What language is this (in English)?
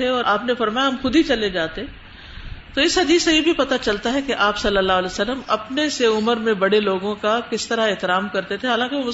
Urdu